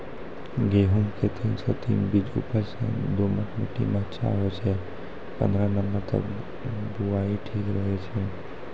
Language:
Maithili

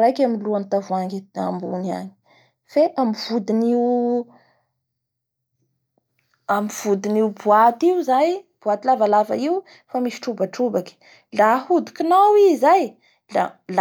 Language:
Bara Malagasy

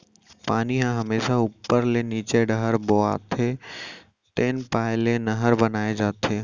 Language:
Chhattisgarhi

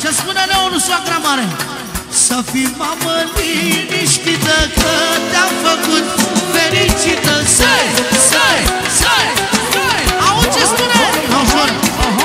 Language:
Romanian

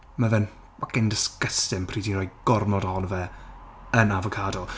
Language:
Welsh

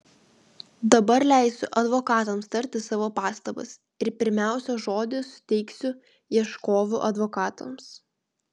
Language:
Lithuanian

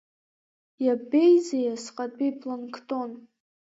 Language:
Abkhazian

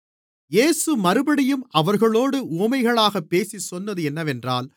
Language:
Tamil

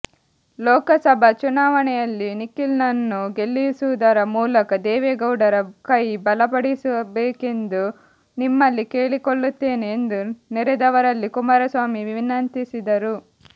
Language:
Kannada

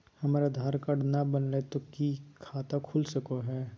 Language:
Magahi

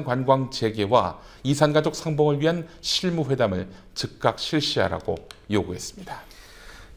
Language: Korean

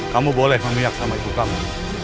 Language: Indonesian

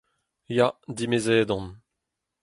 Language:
Breton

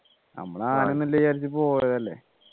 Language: Malayalam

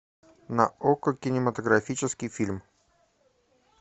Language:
Russian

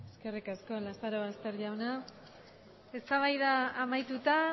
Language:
Basque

